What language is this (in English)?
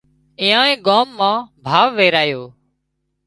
Wadiyara Koli